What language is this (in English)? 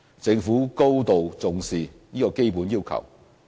Cantonese